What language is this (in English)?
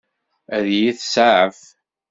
Kabyle